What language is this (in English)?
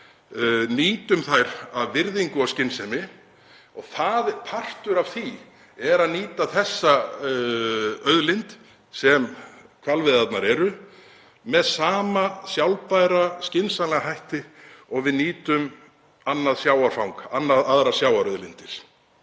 Icelandic